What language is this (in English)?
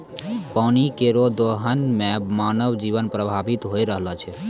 Maithili